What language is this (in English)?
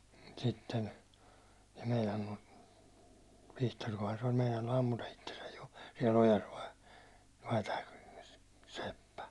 Finnish